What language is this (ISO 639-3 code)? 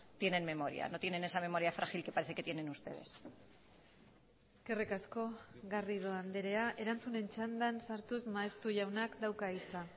eus